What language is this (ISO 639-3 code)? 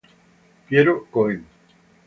ita